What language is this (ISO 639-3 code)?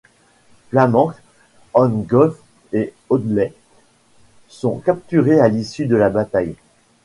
fra